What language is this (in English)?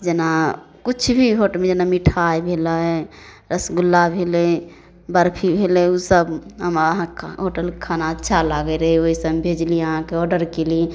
Maithili